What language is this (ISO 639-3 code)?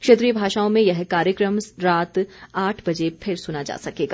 hin